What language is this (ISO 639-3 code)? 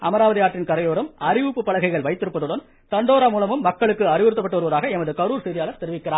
tam